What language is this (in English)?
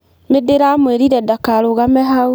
Kikuyu